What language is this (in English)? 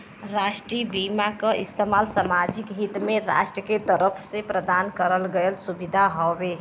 Bhojpuri